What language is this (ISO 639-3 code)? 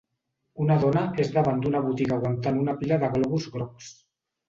cat